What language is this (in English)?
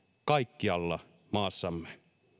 Finnish